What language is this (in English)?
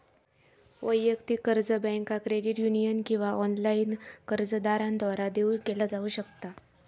Marathi